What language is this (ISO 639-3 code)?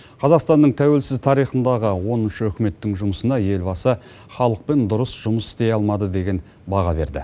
kaz